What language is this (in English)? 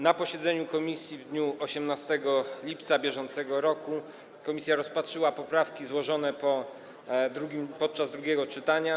Polish